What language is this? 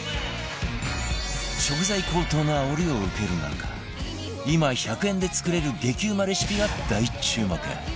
Japanese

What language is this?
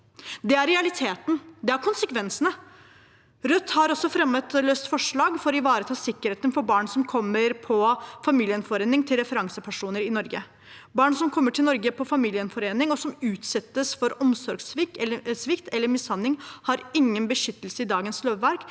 Norwegian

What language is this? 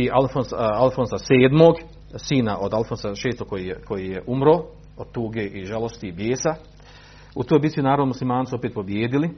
Croatian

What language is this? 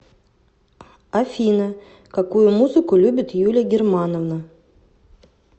Russian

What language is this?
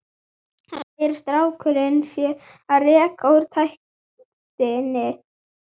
Icelandic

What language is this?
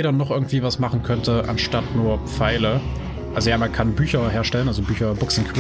German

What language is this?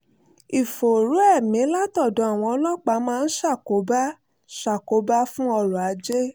Yoruba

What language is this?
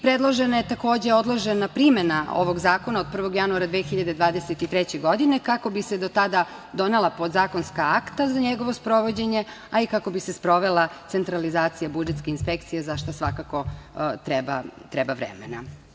Serbian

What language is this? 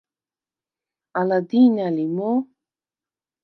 Svan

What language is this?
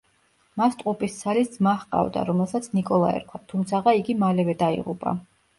Georgian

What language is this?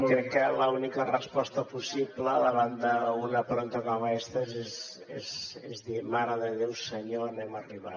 Catalan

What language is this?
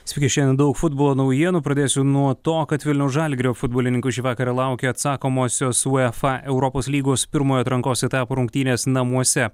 Lithuanian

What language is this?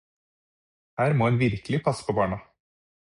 Norwegian Bokmål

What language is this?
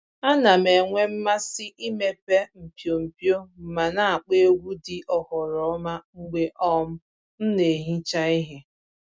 Igbo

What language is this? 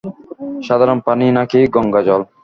Bangla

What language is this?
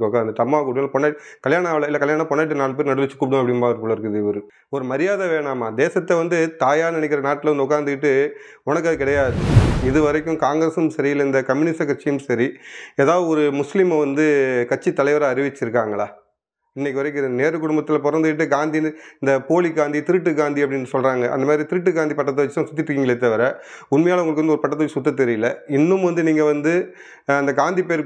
Romanian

